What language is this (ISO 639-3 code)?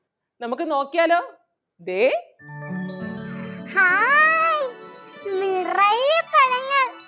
mal